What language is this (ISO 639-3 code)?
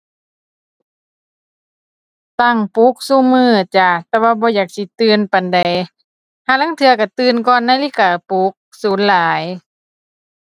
tha